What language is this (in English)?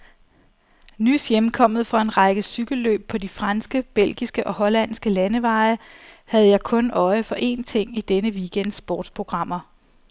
Danish